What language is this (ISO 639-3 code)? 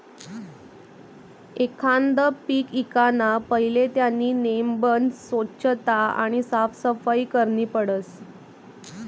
mar